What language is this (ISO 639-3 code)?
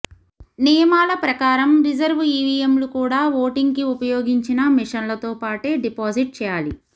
tel